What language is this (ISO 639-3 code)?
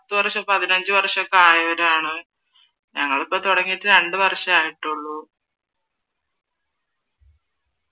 mal